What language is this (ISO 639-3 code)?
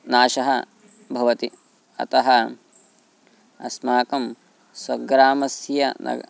san